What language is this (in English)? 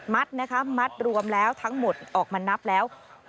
Thai